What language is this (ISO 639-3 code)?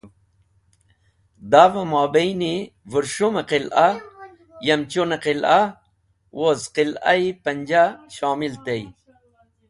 wbl